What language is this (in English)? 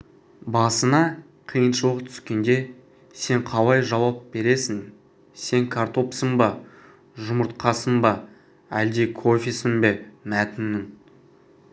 Kazakh